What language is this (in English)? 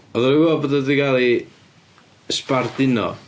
Welsh